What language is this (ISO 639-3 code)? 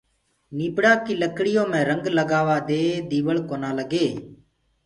ggg